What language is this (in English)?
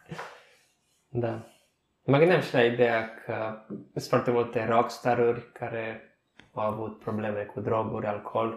Romanian